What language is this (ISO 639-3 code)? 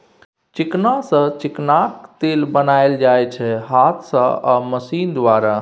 mai